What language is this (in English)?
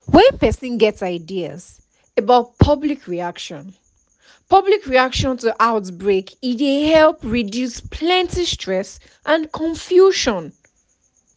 Nigerian Pidgin